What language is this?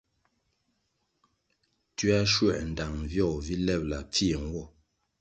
Kwasio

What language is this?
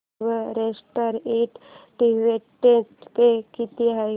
Marathi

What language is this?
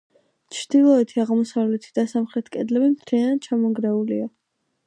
Georgian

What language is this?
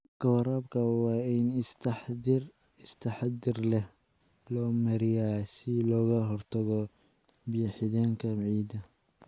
Somali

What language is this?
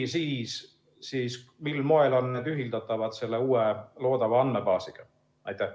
Estonian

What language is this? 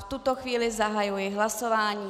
Czech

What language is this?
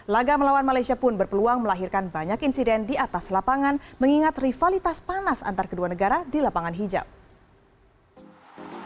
Indonesian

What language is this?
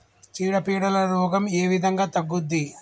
Telugu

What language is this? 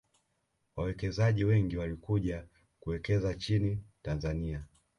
Swahili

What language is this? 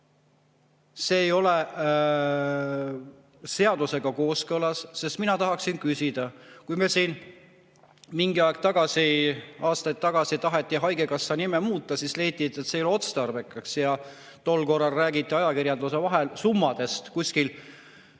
Estonian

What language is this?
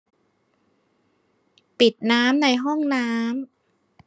Thai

